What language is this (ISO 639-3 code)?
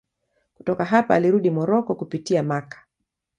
swa